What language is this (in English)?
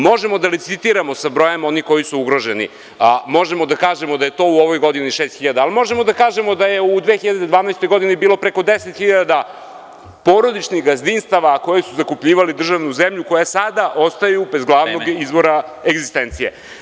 Serbian